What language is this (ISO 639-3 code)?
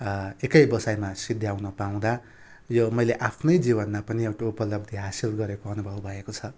nep